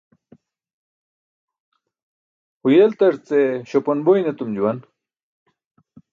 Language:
Burushaski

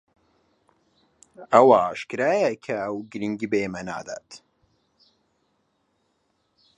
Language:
Central Kurdish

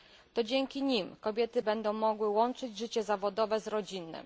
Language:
Polish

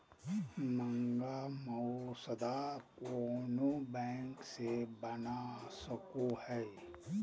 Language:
Magahi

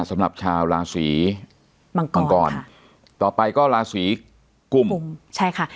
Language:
Thai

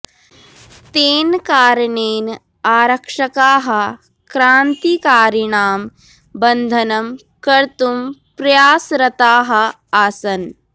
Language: Sanskrit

